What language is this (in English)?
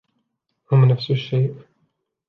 Arabic